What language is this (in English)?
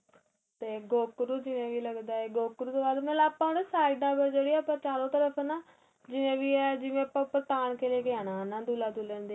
Punjabi